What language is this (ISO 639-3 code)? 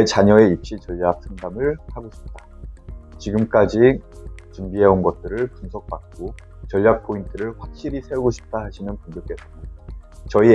kor